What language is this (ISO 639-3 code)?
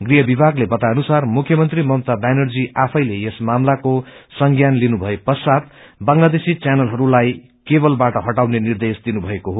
nep